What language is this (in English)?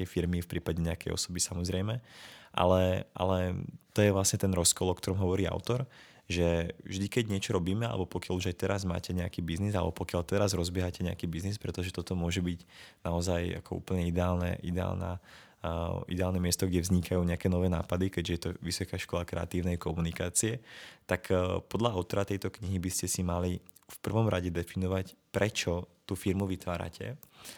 Czech